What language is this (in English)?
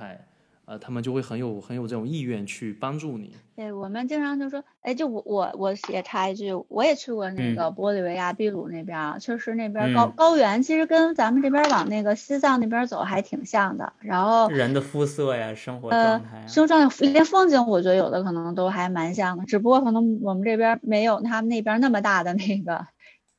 Chinese